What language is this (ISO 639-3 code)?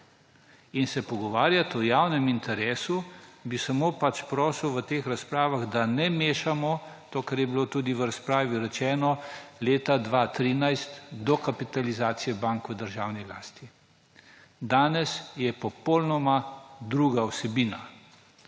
slv